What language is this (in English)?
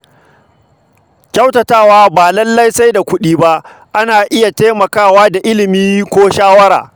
Hausa